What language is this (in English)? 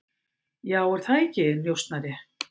Icelandic